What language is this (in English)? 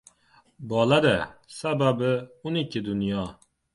Uzbek